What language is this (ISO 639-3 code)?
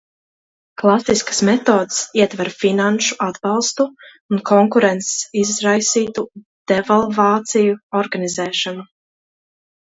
lav